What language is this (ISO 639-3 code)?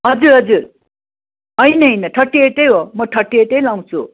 nep